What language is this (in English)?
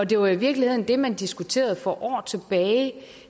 Danish